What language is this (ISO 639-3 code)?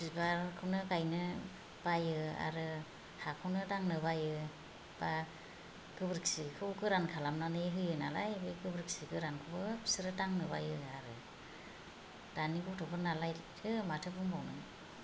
brx